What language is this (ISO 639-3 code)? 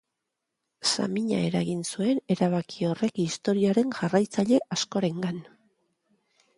eus